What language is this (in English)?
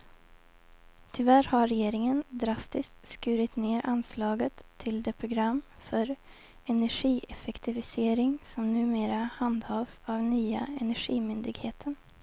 Swedish